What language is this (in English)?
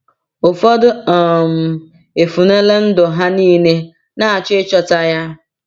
Igbo